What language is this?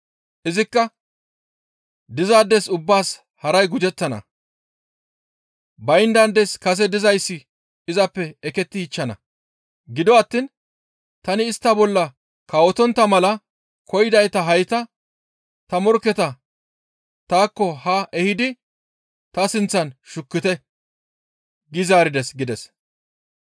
Gamo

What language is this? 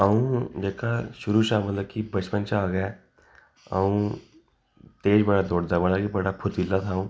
Dogri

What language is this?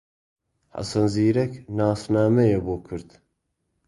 Central Kurdish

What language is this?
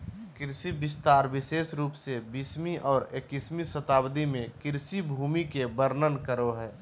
Magahi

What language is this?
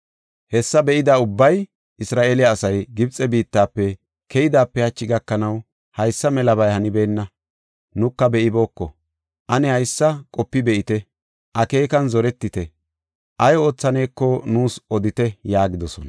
Gofa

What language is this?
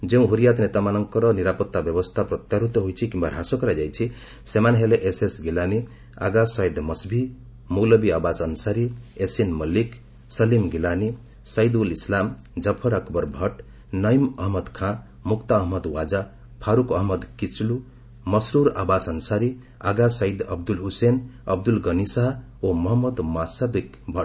Odia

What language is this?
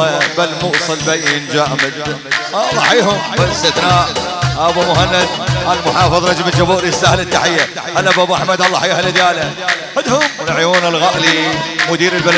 Arabic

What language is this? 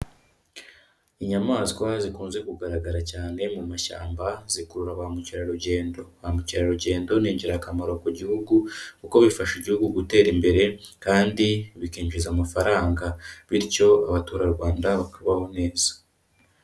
Kinyarwanda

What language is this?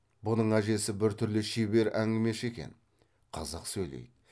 Kazakh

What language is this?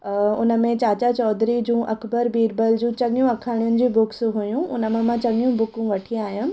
Sindhi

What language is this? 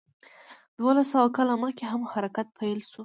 Pashto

